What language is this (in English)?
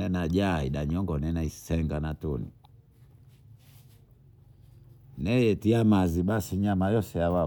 Bondei